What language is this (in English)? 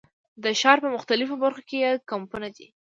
Pashto